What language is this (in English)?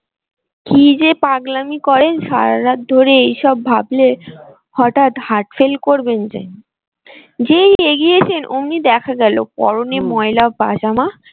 Bangla